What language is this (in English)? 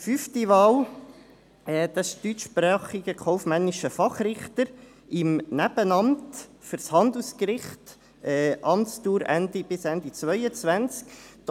Swiss German